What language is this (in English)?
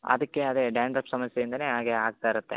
Kannada